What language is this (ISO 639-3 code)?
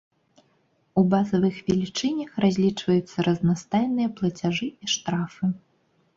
bel